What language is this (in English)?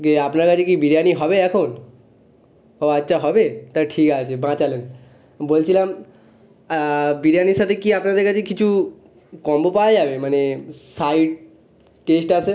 Bangla